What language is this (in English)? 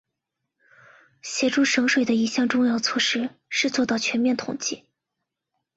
Chinese